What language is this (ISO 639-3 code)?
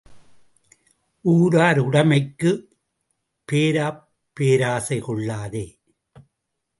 tam